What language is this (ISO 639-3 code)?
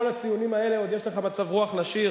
heb